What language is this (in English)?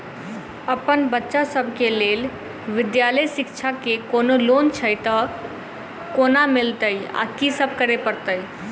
Maithili